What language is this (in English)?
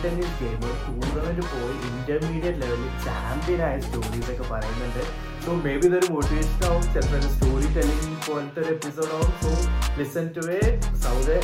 Malayalam